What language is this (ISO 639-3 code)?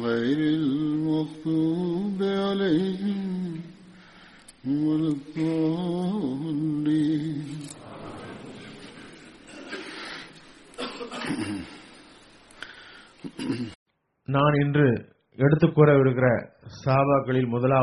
tam